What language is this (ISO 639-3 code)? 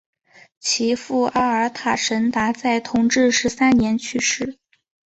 zho